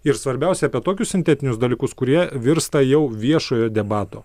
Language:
Lithuanian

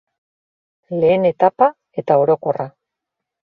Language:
Basque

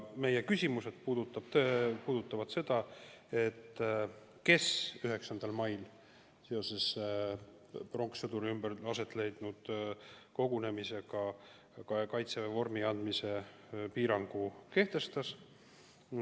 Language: Estonian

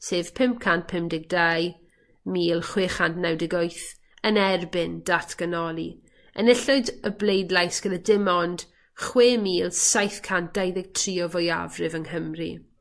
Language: Welsh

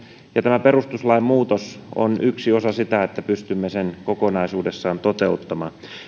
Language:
Finnish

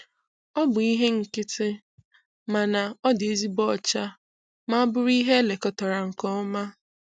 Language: Igbo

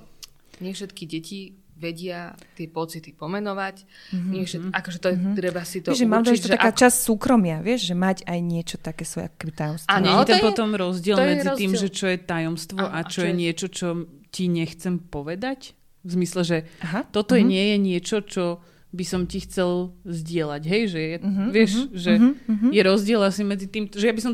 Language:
Slovak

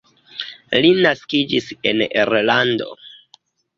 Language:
Esperanto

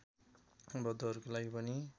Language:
Nepali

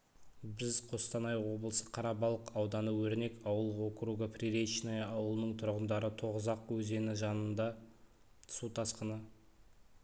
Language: Kazakh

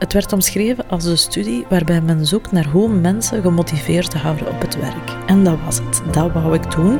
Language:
Dutch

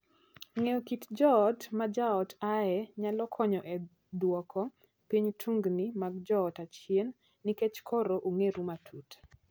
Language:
Luo (Kenya and Tanzania)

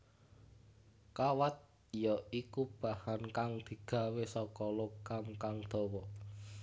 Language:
Javanese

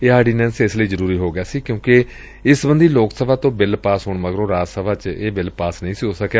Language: Punjabi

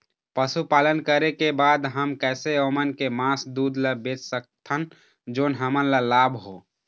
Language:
Chhattisgarhi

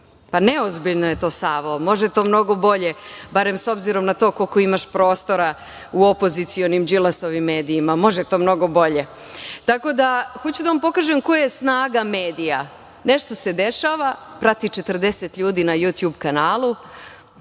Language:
Serbian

